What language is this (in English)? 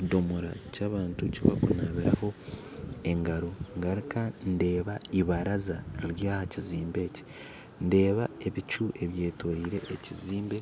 Nyankole